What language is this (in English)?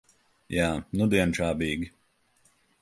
Latvian